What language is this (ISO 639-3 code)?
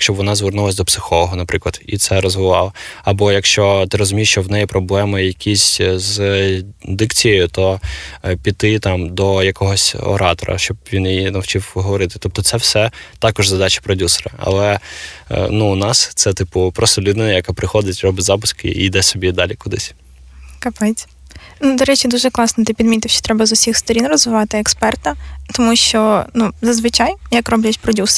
ukr